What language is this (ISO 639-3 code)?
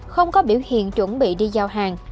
vie